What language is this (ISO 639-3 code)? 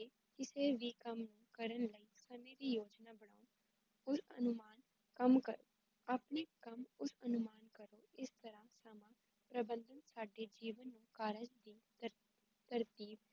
pan